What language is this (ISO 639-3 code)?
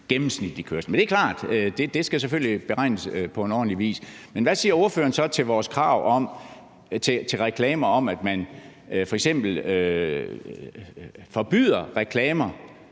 dan